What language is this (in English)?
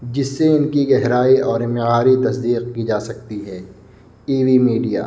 Urdu